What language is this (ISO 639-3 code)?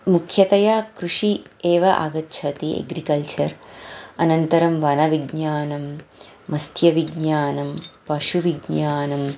san